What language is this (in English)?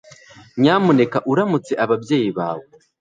Kinyarwanda